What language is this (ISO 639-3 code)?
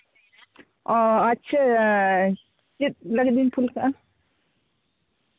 sat